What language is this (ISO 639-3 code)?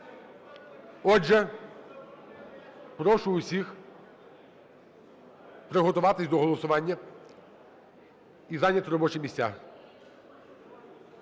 ukr